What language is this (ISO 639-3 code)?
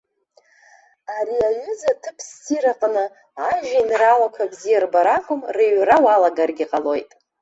abk